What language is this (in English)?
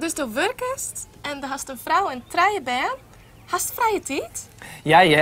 Dutch